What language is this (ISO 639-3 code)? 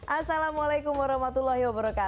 ind